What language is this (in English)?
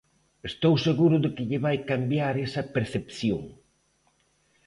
Galician